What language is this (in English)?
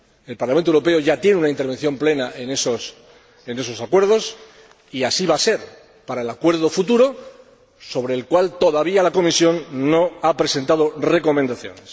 Spanish